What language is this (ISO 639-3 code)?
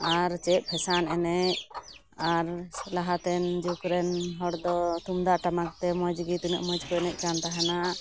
sat